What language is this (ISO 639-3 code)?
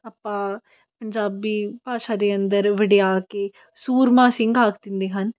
pan